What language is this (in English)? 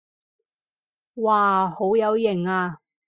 Cantonese